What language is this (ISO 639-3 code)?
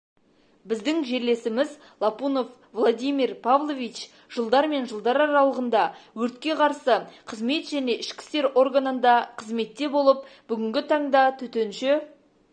kaz